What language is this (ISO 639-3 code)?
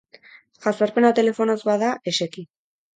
eus